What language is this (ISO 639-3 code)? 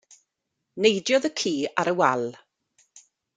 cym